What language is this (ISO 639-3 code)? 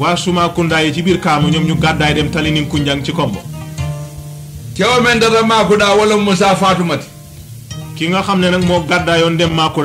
fra